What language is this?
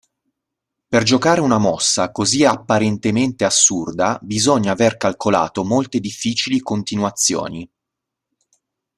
Italian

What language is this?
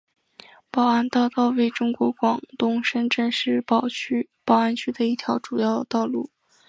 Chinese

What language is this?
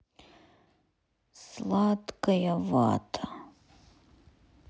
Russian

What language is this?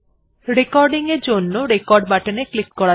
Bangla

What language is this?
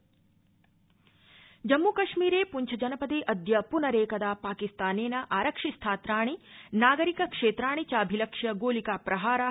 Sanskrit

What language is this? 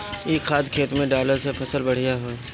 Bhojpuri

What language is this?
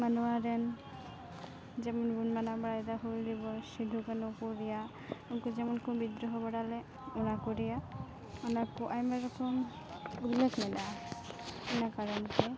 Santali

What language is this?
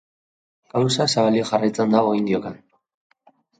Basque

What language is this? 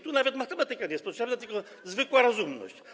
Polish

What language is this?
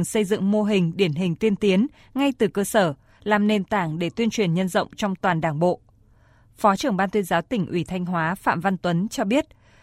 Vietnamese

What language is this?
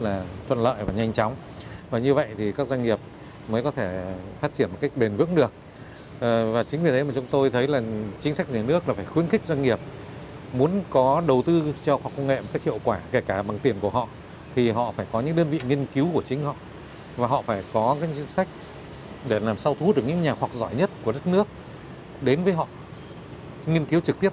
Vietnamese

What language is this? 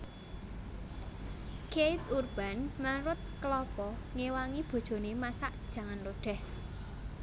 Javanese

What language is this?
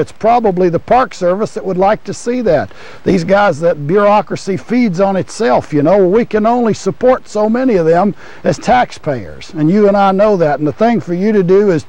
English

